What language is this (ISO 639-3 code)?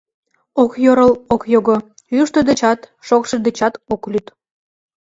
chm